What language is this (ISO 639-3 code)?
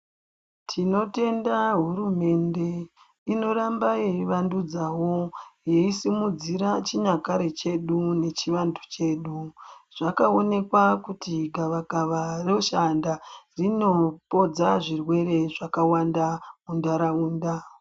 ndc